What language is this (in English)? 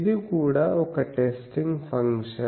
Telugu